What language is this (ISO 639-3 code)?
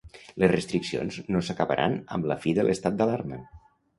cat